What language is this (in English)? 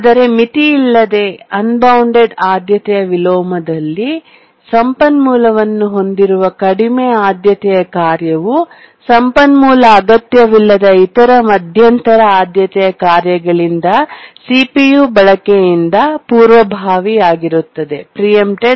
Kannada